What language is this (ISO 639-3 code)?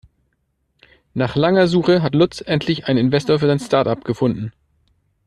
deu